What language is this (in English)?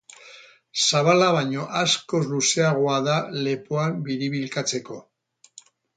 Basque